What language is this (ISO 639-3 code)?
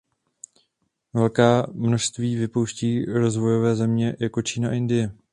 ces